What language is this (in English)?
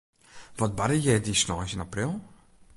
Western Frisian